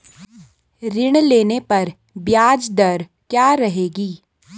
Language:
Hindi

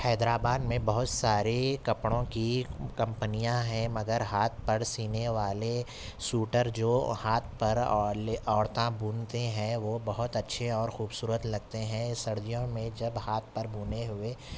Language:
Urdu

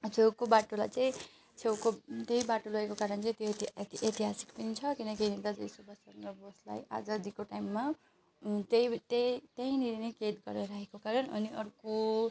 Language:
Nepali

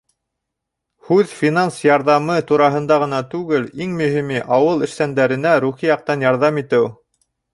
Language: Bashkir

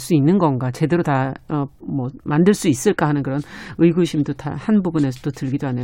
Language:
Korean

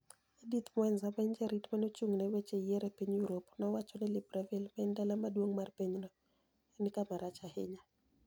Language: Luo (Kenya and Tanzania)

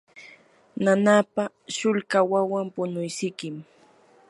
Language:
Yanahuanca Pasco Quechua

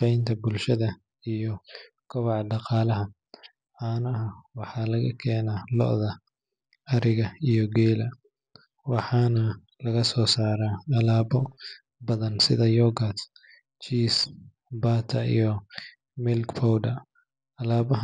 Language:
Somali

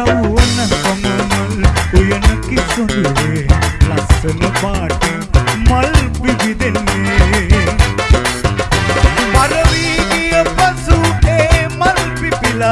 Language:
Sinhala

